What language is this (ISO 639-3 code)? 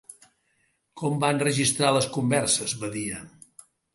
cat